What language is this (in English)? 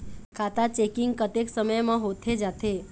Chhattisgarhi